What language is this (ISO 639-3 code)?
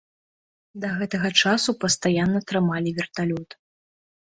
bel